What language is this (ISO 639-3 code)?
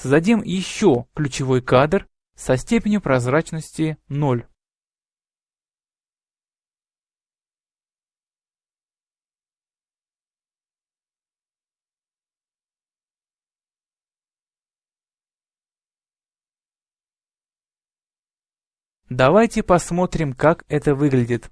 rus